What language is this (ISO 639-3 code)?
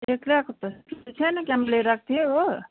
nep